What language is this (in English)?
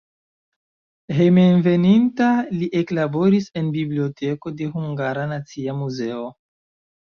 Esperanto